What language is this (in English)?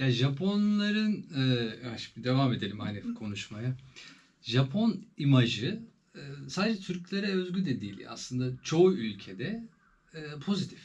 Turkish